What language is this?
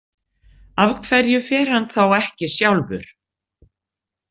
Icelandic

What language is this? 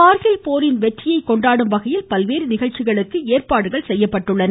Tamil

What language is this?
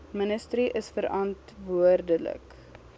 Afrikaans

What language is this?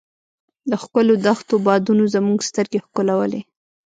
Pashto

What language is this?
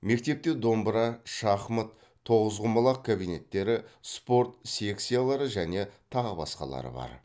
Kazakh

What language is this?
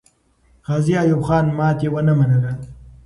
Pashto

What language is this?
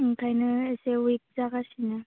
Bodo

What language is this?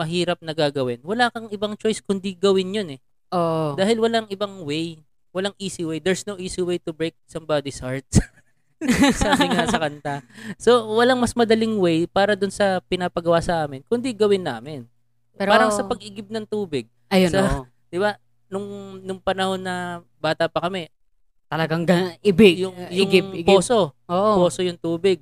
Filipino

